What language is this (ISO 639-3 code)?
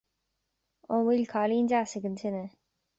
gle